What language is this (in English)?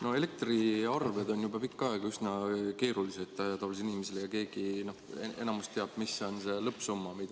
Estonian